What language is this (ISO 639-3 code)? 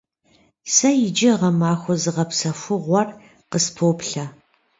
kbd